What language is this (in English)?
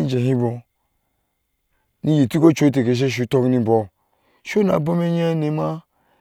Ashe